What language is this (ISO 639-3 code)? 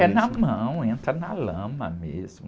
por